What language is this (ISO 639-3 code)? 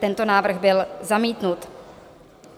ces